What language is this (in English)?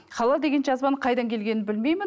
Kazakh